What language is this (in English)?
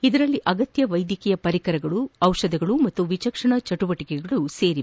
Kannada